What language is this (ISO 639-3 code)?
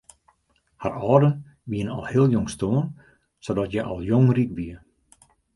fry